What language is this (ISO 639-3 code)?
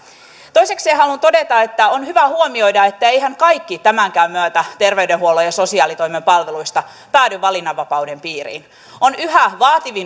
fin